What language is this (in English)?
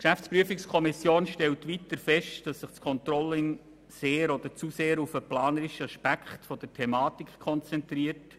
Swiss German